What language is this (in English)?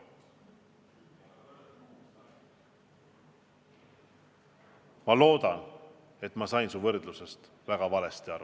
Estonian